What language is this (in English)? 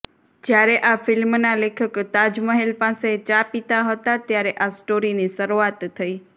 Gujarati